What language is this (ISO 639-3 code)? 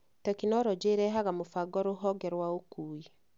kik